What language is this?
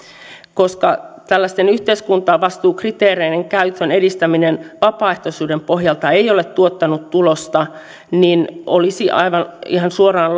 Finnish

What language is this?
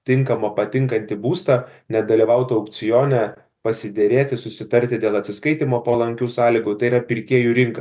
Lithuanian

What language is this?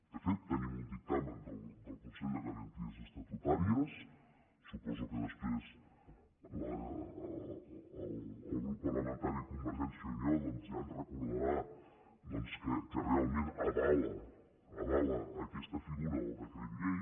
Catalan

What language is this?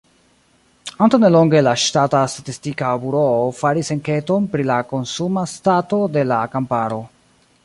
Esperanto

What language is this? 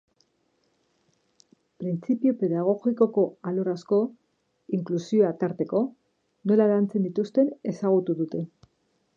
Basque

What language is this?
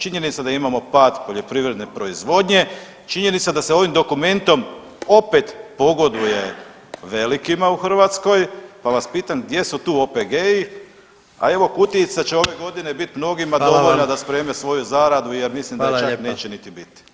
Croatian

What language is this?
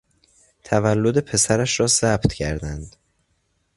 Persian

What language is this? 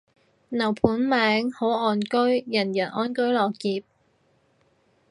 Cantonese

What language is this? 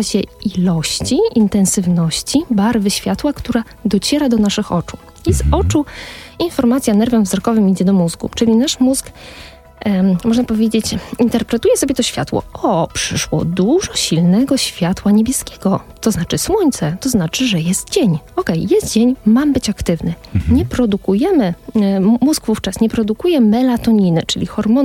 Polish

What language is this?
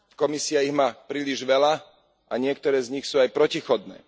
Slovak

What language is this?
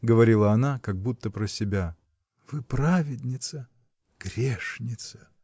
Russian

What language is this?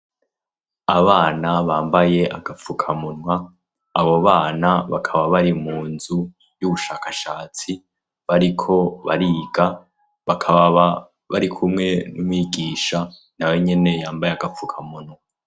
Rundi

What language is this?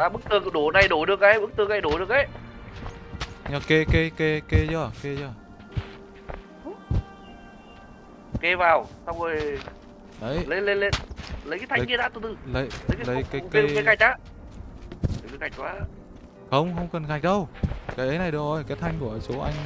Vietnamese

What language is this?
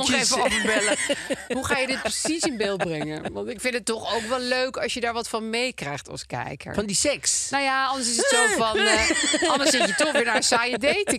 Dutch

